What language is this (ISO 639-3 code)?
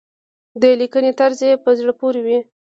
pus